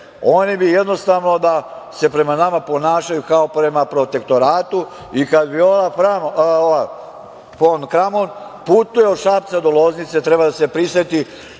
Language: Serbian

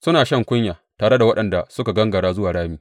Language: Hausa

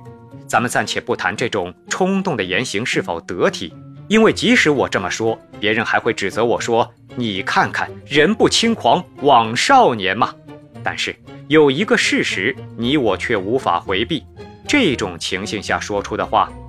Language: Chinese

